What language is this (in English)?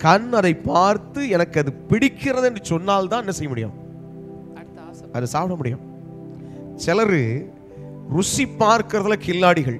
Hindi